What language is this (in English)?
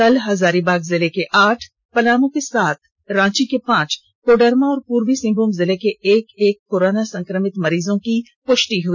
Hindi